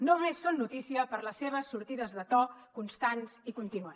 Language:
Catalan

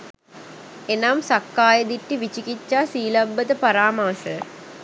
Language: Sinhala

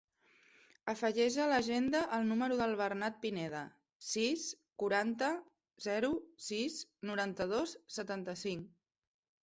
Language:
Catalan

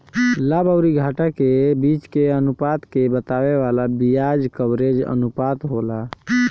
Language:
Bhojpuri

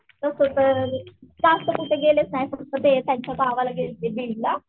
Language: Marathi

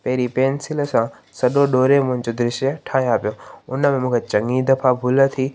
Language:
Sindhi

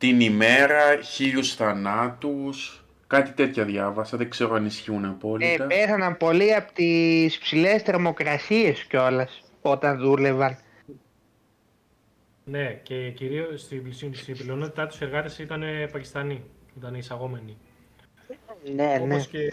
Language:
Greek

